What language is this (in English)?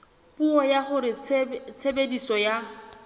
Southern Sotho